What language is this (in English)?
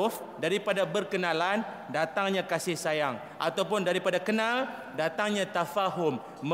Malay